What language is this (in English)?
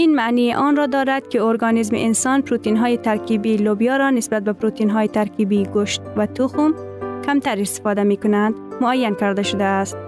Persian